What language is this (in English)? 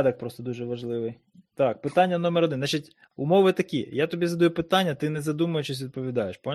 Ukrainian